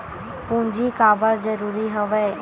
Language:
Chhattisgarhi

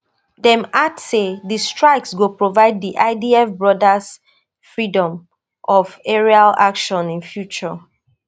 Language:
Nigerian Pidgin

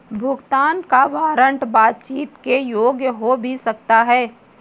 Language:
Hindi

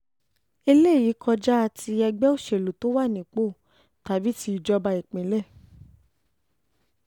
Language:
Yoruba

